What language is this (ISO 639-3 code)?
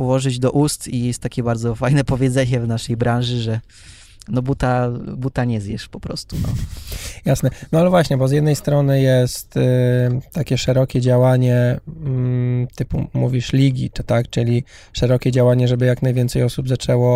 pol